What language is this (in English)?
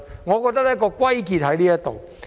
Cantonese